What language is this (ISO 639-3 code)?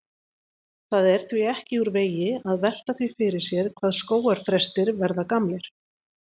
isl